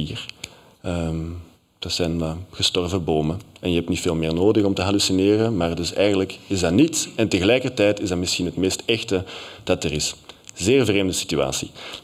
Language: Dutch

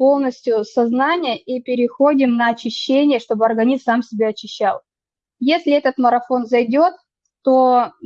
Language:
Russian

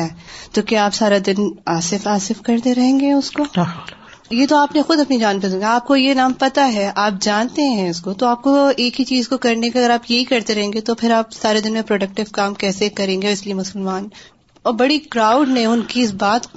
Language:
Urdu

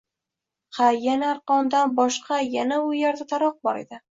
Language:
Uzbek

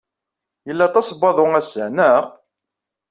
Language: Kabyle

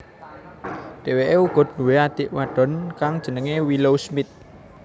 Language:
Javanese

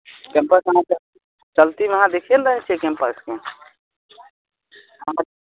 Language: Maithili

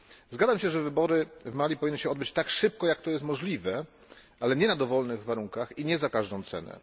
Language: Polish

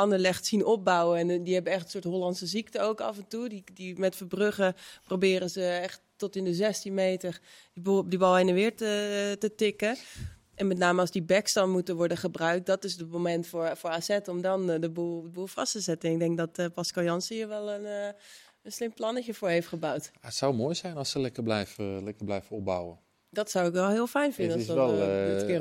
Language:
Dutch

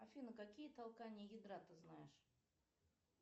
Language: Russian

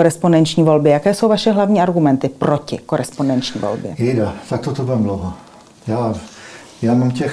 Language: Czech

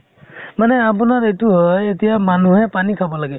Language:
Assamese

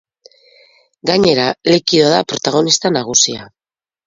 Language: Basque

